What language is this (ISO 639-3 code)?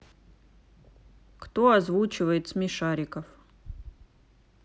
rus